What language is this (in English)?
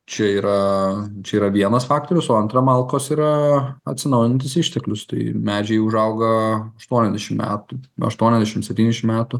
Lithuanian